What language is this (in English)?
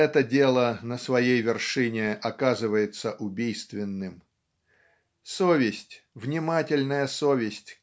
Russian